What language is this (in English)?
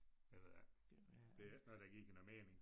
Danish